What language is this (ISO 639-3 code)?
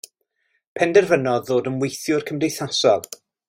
cym